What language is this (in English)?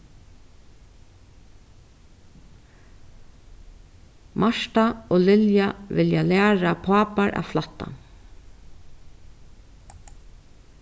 Faroese